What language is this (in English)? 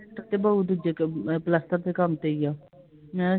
Punjabi